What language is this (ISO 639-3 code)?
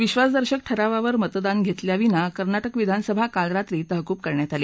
mar